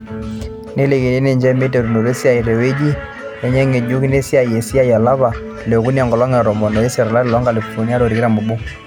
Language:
Masai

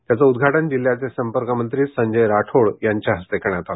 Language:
Marathi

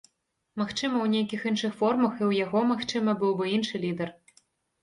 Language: Belarusian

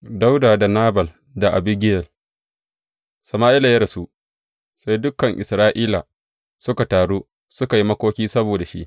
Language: Hausa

